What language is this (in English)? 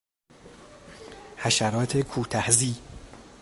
Persian